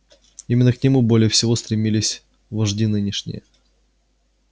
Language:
Russian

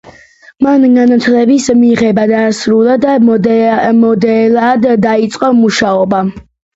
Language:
Georgian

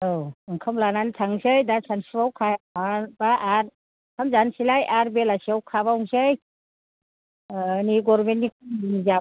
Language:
Bodo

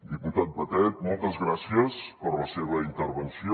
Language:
Catalan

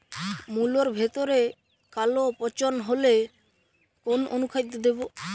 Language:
Bangla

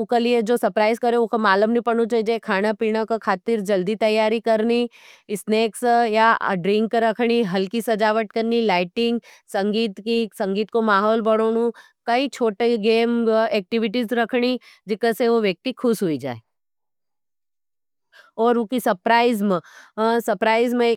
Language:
Nimadi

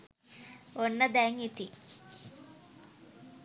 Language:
Sinhala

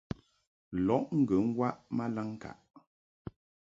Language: Mungaka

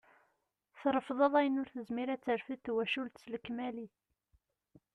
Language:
Kabyle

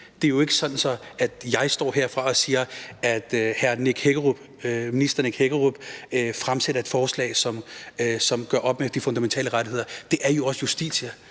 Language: Danish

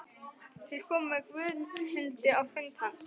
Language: Icelandic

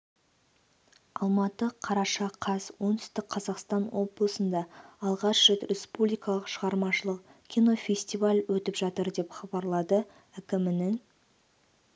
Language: Kazakh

